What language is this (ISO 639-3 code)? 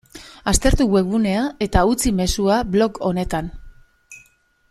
eus